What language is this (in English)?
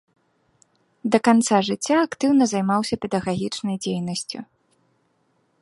Belarusian